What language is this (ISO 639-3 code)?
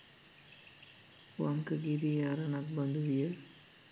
sin